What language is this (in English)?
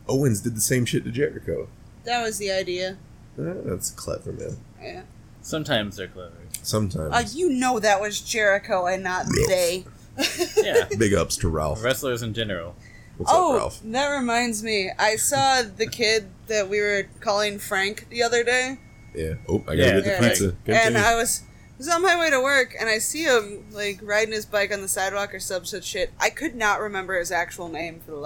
English